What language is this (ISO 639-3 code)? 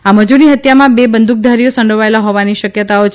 guj